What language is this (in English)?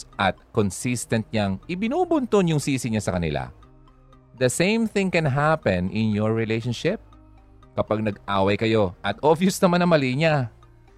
Filipino